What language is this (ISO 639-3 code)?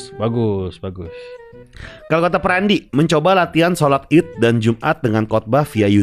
ind